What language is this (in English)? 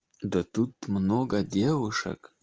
Russian